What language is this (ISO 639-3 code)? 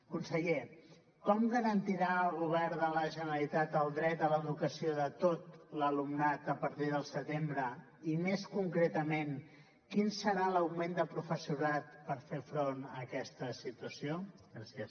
cat